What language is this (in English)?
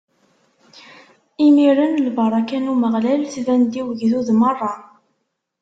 Kabyle